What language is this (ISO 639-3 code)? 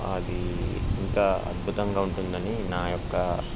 tel